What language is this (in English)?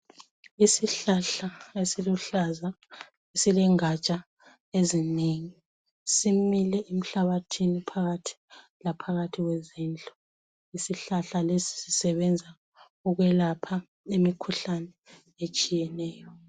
North Ndebele